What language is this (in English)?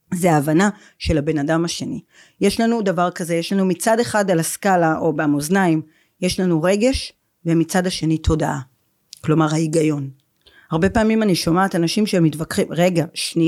Hebrew